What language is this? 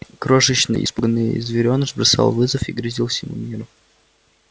Russian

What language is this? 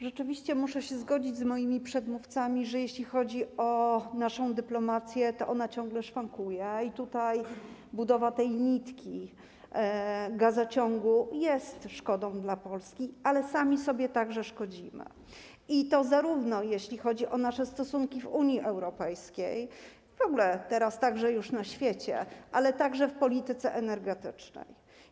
Polish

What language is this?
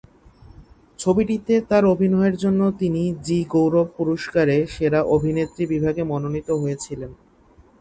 Bangla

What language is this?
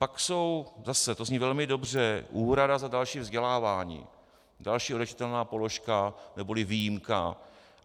Czech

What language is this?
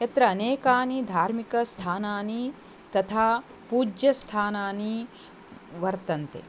Sanskrit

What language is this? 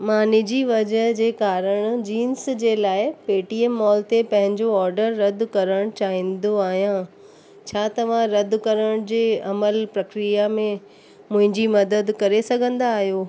Sindhi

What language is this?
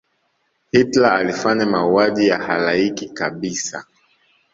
Swahili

